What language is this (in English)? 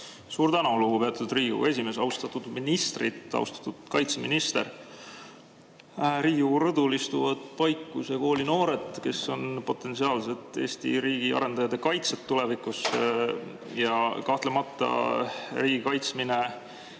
Estonian